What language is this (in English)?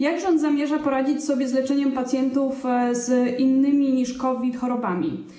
Polish